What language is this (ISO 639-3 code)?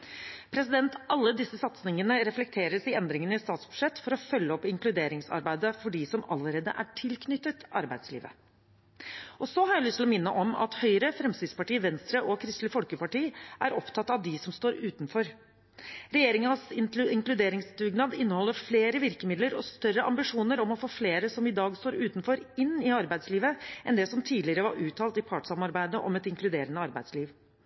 nob